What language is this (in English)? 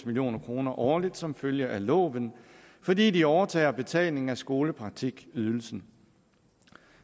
Danish